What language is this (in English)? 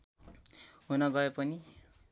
Nepali